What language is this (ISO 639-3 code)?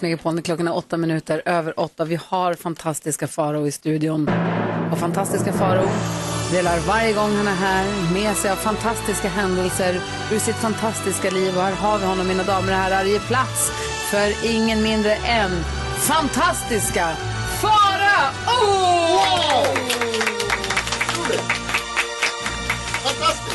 swe